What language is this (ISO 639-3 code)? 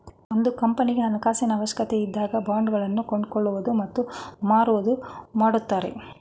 kan